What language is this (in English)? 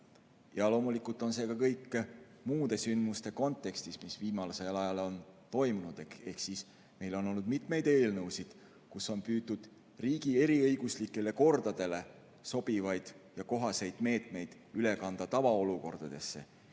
Estonian